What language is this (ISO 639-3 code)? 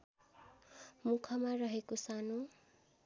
nep